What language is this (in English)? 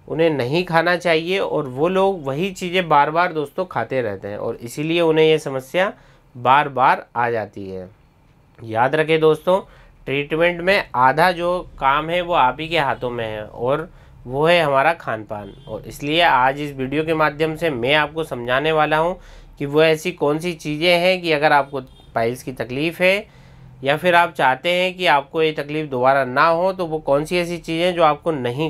Hindi